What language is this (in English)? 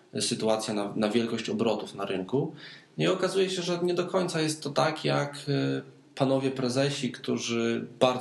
Polish